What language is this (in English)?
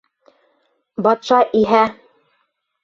Bashkir